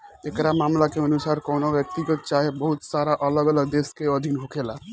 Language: Bhojpuri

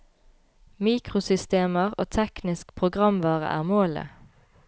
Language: Norwegian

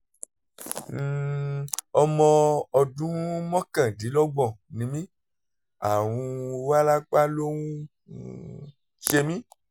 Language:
Yoruba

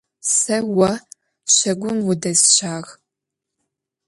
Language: Adyghe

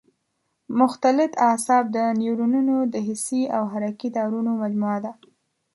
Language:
Pashto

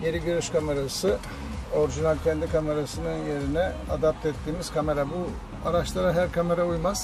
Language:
Turkish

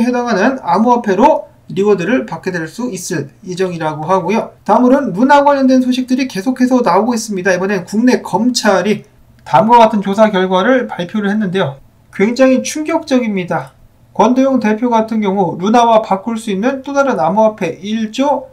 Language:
Korean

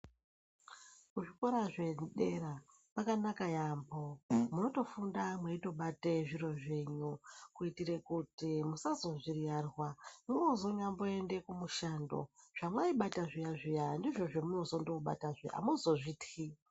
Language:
Ndau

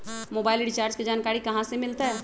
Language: Magahi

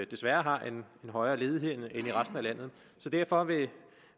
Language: Danish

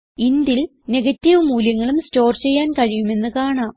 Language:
Malayalam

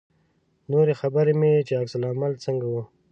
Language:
Pashto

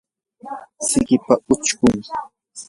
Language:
Yanahuanca Pasco Quechua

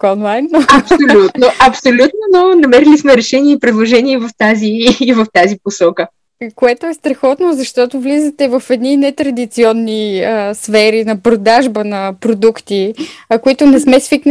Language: Bulgarian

